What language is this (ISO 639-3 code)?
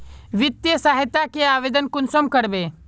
mag